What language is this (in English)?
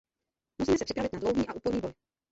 Czech